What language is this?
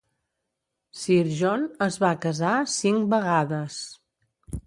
Catalan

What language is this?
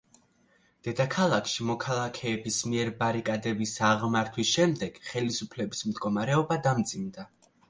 Georgian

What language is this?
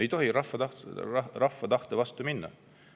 Estonian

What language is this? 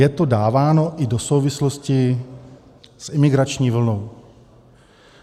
Czech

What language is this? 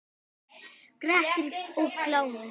Icelandic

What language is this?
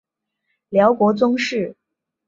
Chinese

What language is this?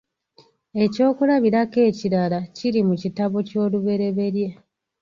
Ganda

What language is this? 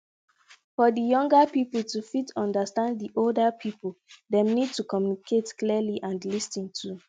Nigerian Pidgin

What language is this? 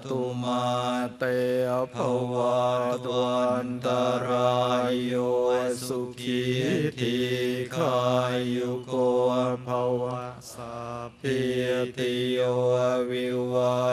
Thai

